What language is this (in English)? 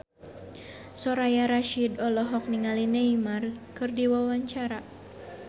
Sundanese